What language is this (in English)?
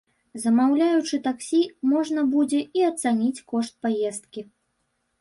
Belarusian